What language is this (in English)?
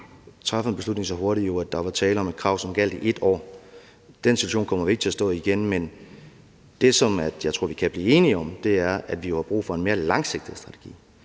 Danish